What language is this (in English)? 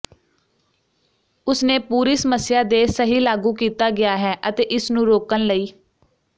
Punjabi